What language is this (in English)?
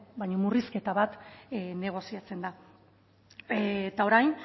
Basque